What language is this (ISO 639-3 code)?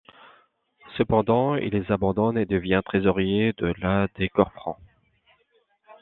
fra